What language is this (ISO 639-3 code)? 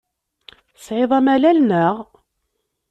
kab